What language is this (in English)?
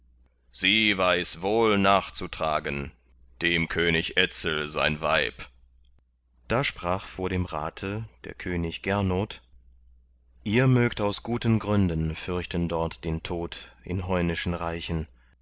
German